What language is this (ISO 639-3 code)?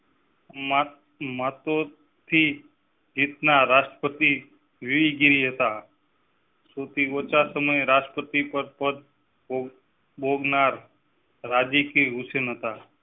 guj